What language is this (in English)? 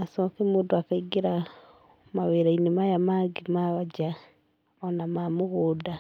Kikuyu